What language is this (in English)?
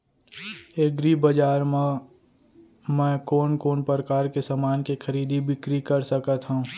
Chhattisgarhi